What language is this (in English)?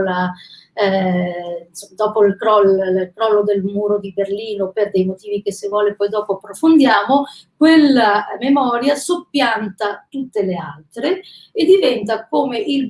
Italian